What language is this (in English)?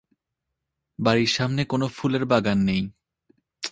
Bangla